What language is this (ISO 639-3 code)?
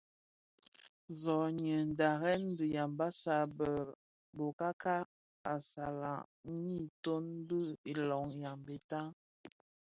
ksf